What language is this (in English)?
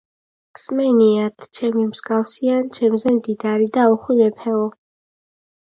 Georgian